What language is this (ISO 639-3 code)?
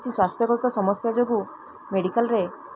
ori